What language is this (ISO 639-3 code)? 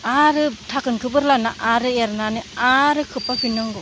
brx